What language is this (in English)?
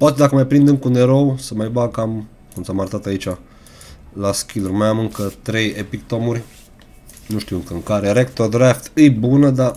Romanian